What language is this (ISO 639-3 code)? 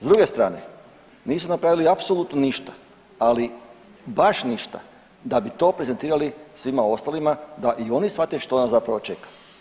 hrv